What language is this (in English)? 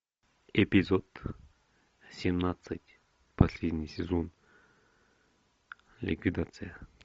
Russian